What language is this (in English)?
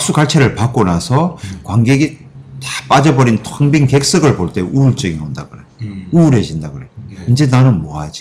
Korean